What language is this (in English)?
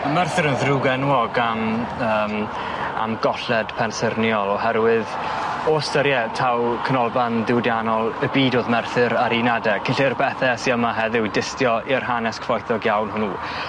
Welsh